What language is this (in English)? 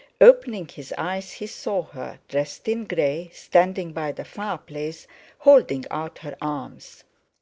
English